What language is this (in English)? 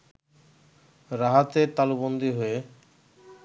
Bangla